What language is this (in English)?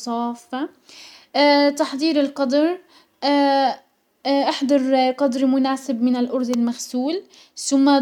Hijazi Arabic